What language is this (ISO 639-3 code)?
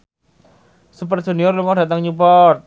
jav